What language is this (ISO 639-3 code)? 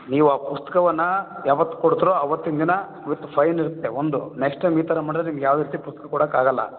kan